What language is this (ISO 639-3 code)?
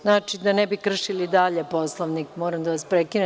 srp